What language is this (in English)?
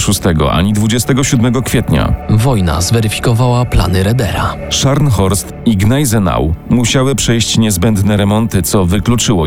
Polish